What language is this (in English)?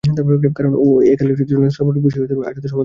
Bangla